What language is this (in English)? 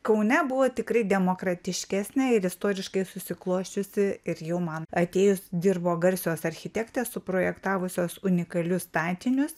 Lithuanian